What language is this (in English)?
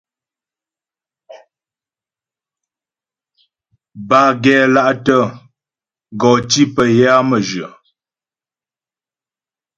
Ghomala